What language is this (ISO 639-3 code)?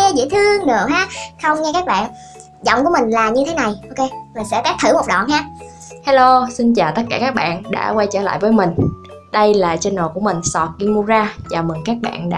vie